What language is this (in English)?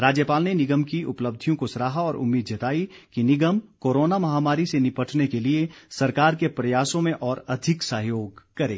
Hindi